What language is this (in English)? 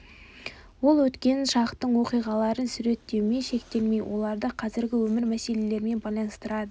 Kazakh